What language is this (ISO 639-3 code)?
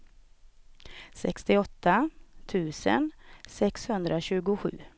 swe